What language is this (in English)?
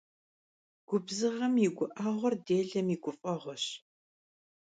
Kabardian